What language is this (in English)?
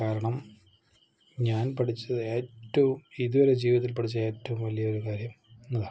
Malayalam